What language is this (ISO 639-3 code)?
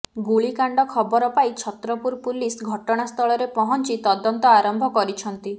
ori